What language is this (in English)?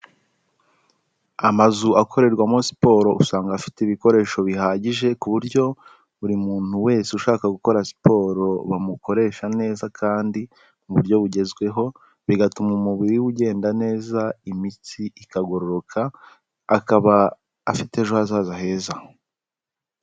Kinyarwanda